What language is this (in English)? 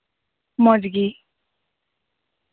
Santali